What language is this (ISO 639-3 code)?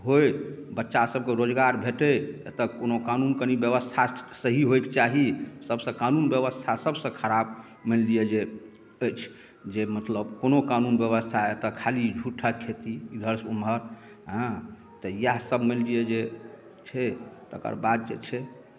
mai